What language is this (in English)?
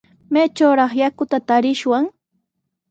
Sihuas Ancash Quechua